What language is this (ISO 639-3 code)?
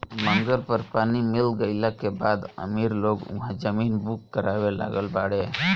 bho